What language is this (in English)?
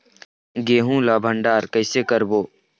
Chhattisgarhi